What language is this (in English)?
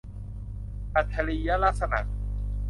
Thai